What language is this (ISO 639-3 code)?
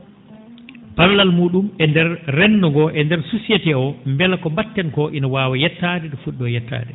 ful